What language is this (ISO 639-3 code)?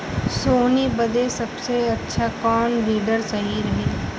bho